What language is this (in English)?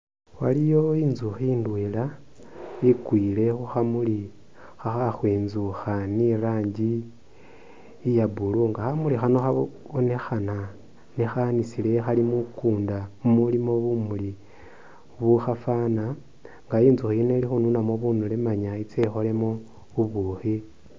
Masaaba